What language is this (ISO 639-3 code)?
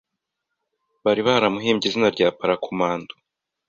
kin